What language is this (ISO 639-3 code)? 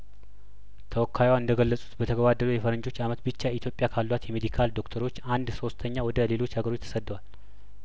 amh